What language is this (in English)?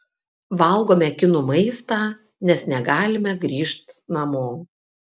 Lithuanian